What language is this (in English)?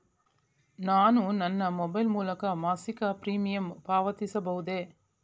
Kannada